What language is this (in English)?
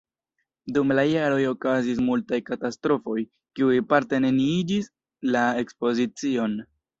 Esperanto